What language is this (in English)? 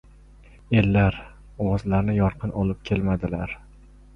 Uzbek